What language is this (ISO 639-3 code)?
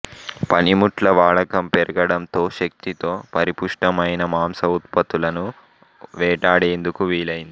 tel